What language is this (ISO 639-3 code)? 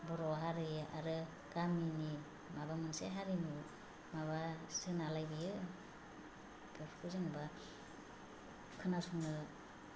brx